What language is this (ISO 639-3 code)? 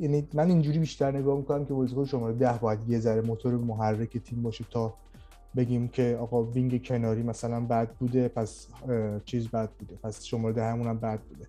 fas